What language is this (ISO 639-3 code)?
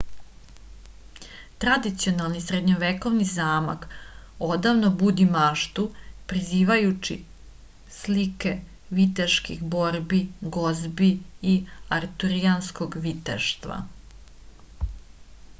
srp